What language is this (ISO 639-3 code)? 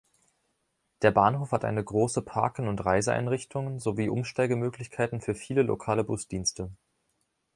deu